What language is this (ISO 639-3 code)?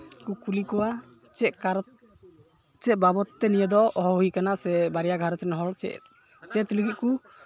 sat